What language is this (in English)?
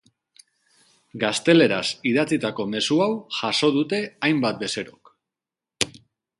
Basque